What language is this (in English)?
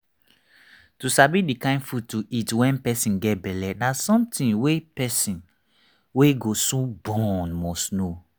Nigerian Pidgin